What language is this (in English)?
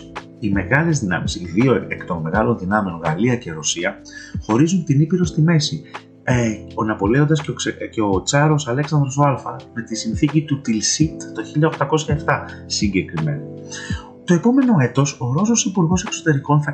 Greek